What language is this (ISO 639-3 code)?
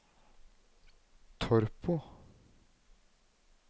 nor